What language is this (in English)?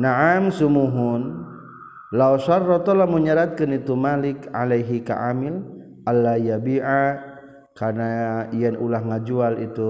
Malay